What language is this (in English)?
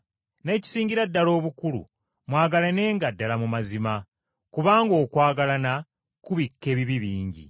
Ganda